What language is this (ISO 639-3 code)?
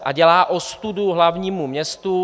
ces